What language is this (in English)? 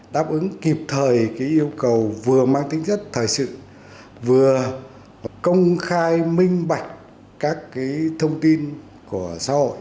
Vietnamese